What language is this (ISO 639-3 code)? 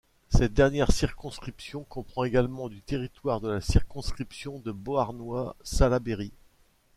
fra